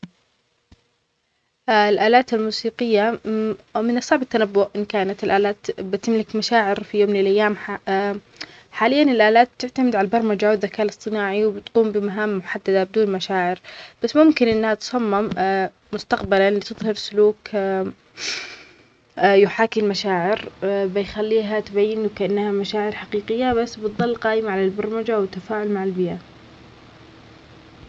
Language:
Omani Arabic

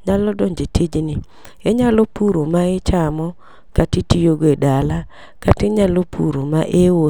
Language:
Luo (Kenya and Tanzania)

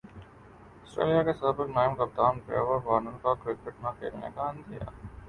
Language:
Urdu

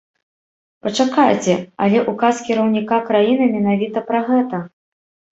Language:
Belarusian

